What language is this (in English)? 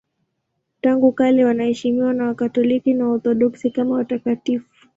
Swahili